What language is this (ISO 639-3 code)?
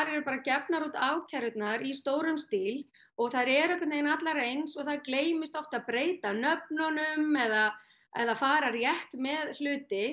isl